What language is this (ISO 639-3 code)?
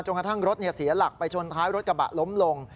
tha